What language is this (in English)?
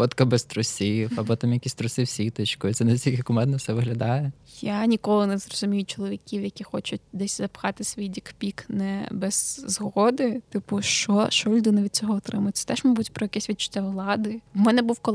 Ukrainian